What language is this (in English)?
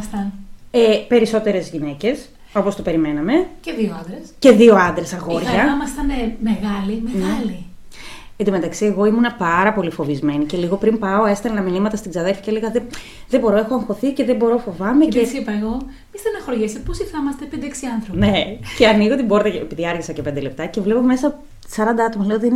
Greek